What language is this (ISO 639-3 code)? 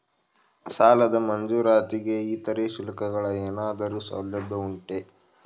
kan